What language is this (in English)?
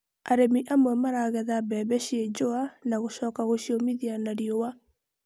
Kikuyu